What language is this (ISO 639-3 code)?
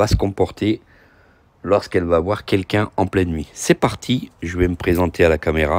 fra